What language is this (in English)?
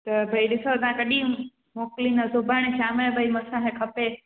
Sindhi